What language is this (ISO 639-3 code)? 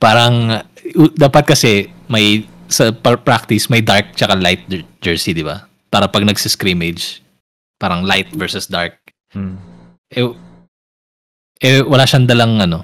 fil